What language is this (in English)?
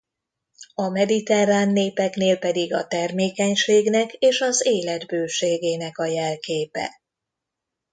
Hungarian